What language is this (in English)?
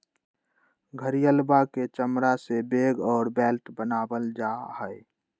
Magahi